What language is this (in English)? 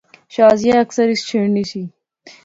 Pahari-Potwari